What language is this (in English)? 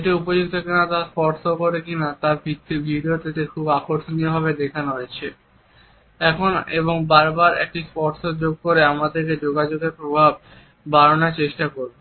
Bangla